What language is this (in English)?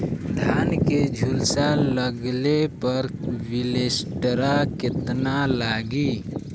Bhojpuri